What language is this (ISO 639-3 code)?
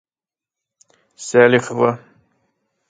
bak